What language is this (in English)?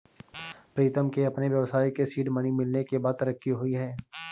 Hindi